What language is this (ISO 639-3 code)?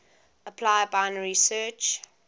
eng